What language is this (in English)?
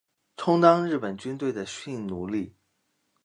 Chinese